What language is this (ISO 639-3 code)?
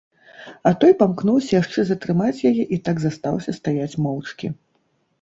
bel